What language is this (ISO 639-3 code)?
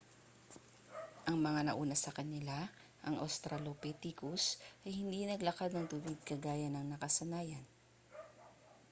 fil